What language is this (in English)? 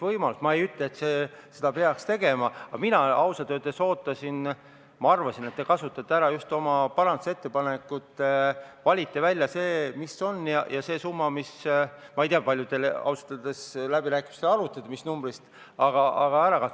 Estonian